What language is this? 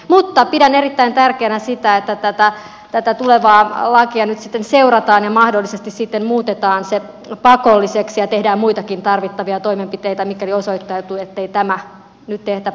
Finnish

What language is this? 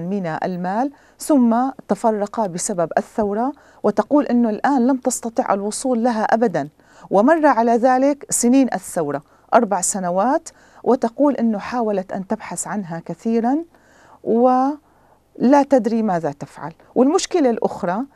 Arabic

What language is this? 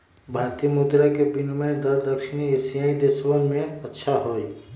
Magahi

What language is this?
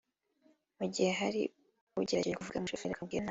Kinyarwanda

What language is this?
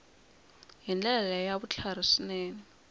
Tsonga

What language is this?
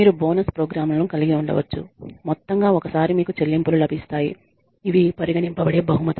Telugu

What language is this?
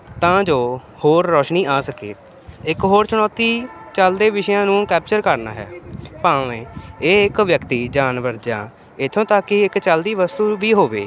Punjabi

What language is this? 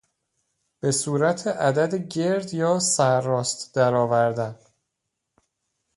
Persian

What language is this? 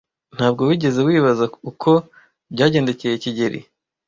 Kinyarwanda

